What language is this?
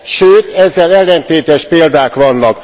Hungarian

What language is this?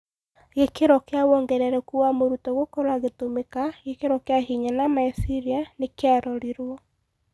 Kikuyu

